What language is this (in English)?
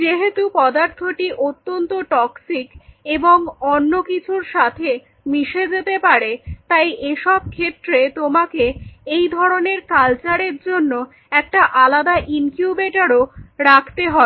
Bangla